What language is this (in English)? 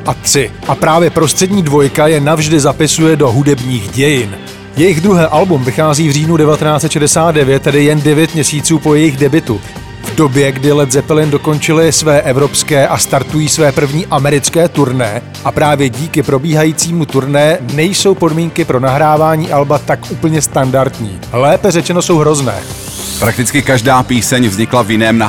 Czech